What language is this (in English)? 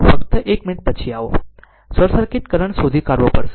Gujarati